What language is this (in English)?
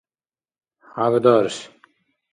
Dargwa